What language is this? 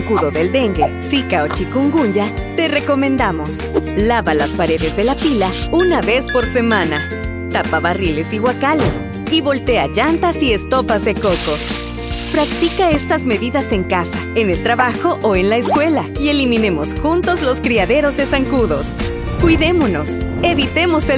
Spanish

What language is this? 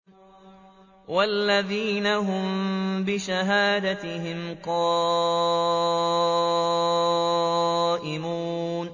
Arabic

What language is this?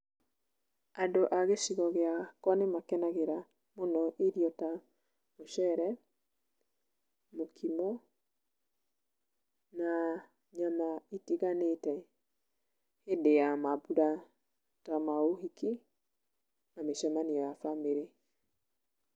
Kikuyu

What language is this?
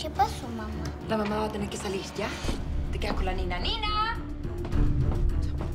Spanish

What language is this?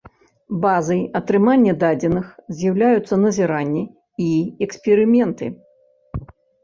Belarusian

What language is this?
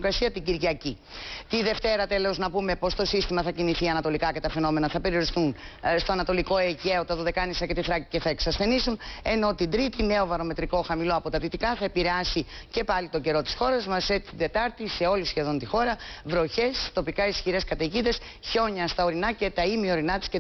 Greek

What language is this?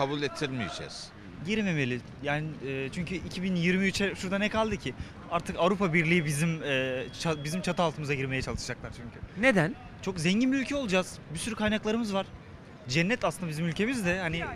Turkish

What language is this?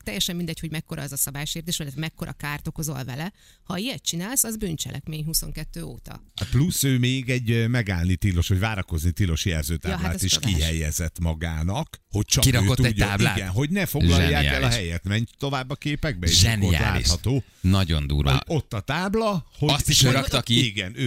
Hungarian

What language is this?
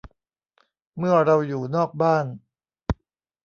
Thai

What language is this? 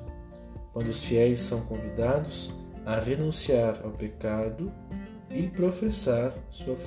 Portuguese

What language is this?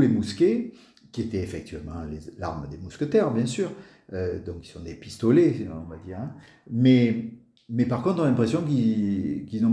French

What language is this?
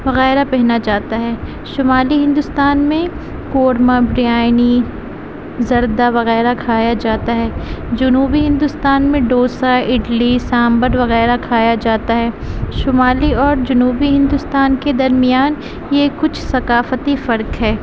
Urdu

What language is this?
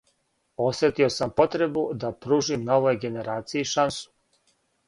Serbian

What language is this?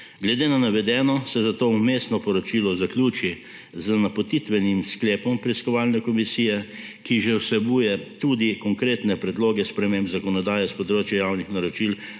Slovenian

